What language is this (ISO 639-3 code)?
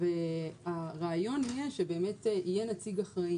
heb